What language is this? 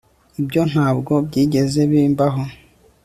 Kinyarwanda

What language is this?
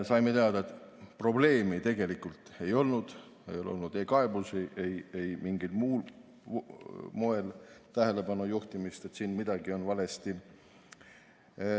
Estonian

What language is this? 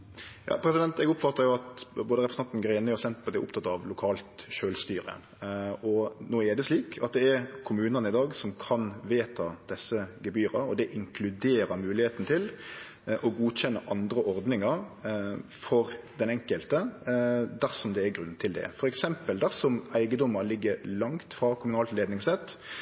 Norwegian Nynorsk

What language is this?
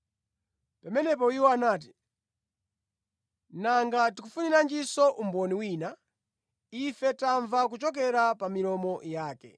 Nyanja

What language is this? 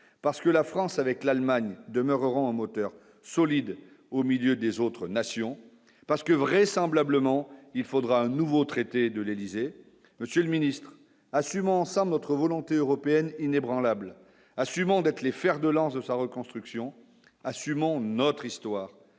French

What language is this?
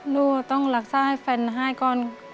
Thai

